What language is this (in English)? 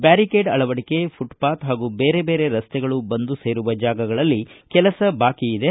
Kannada